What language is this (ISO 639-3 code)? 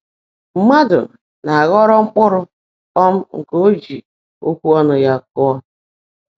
ibo